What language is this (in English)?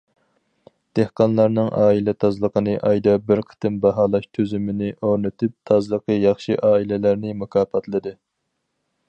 Uyghur